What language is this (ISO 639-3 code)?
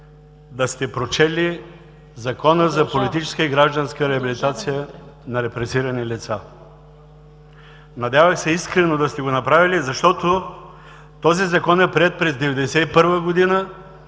bul